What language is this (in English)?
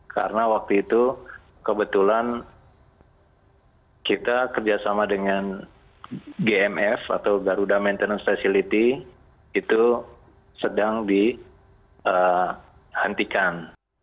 Indonesian